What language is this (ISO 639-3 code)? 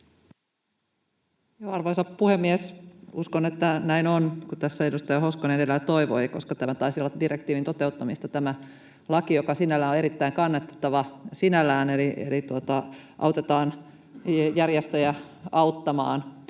fin